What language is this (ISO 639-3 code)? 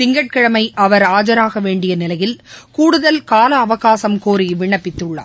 tam